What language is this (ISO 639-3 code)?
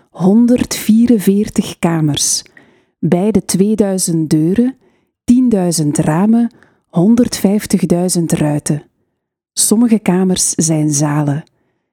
nld